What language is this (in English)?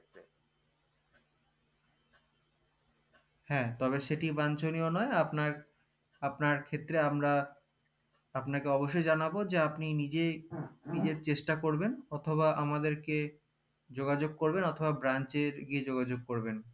Bangla